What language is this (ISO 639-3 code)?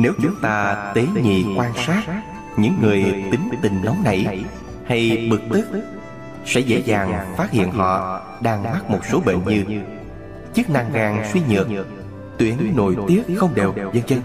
vie